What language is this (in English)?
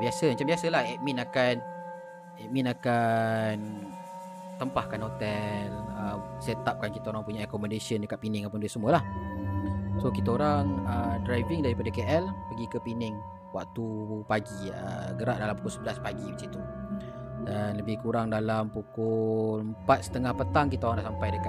Malay